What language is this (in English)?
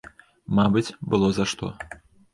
Belarusian